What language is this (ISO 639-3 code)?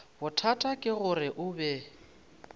nso